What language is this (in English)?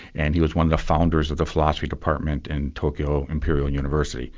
English